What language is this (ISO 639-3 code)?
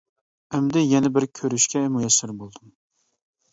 uig